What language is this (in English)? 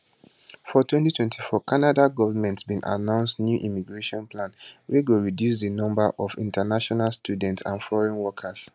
Nigerian Pidgin